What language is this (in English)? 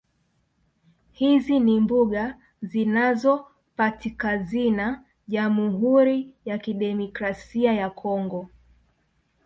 Swahili